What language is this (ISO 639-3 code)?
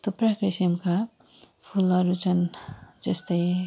nep